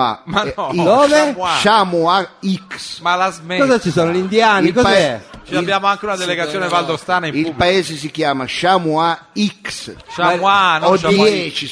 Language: Italian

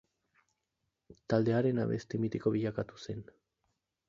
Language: Basque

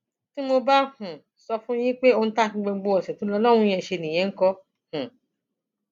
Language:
Yoruba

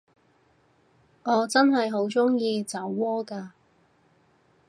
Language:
Cantonese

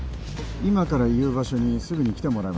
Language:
Japanese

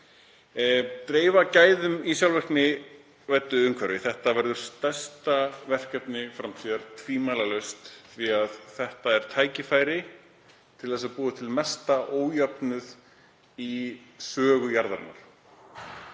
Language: Icelandic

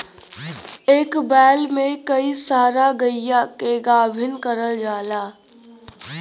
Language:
Bhojpuri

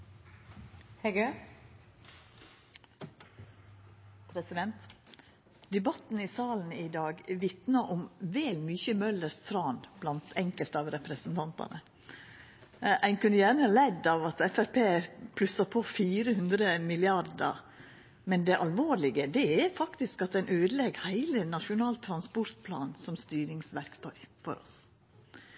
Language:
Norwegian Nynorsk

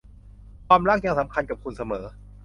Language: Thai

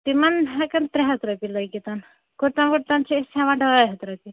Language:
Kashmiri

